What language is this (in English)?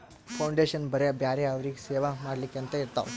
Kannada